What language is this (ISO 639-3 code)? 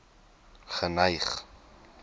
afr